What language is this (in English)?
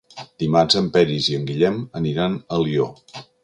Catalan